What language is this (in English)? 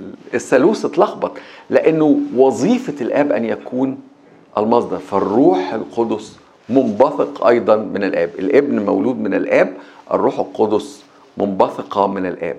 Arabic